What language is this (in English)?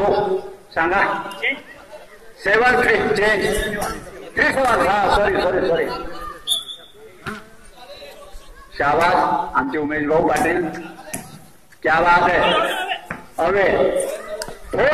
Indonesian